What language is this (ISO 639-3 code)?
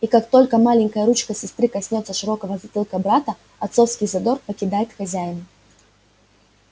rus